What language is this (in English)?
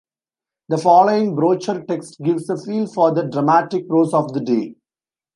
English